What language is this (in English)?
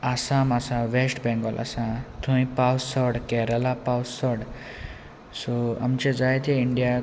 Konkani